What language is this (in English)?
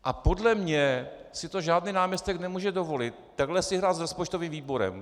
Czech